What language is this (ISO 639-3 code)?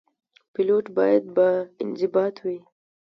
pus